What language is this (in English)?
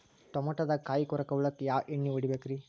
Kannada